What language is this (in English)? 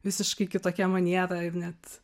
Lithuanian